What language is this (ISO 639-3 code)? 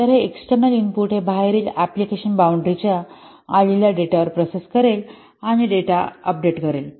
mar